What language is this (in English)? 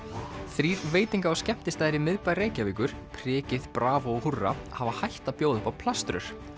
Icelandic